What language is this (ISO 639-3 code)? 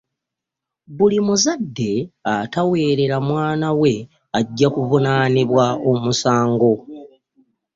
lug